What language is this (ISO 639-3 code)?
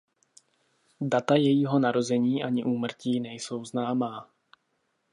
ces